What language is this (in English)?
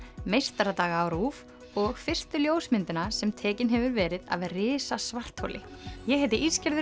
Icelandic